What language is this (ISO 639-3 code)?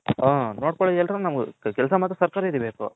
kan